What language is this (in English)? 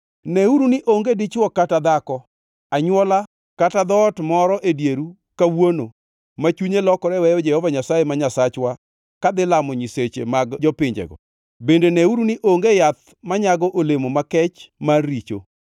Luo (Kenya and Tanzania)